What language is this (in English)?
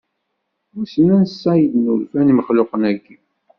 Kabyle